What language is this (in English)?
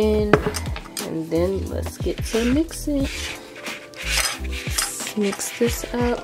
English